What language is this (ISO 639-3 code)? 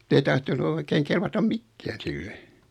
fin